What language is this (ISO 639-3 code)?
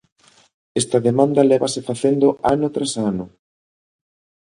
glg